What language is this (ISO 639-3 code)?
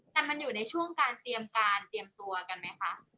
tha